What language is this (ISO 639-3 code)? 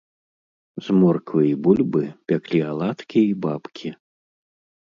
bel